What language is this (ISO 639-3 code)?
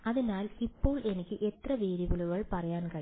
mal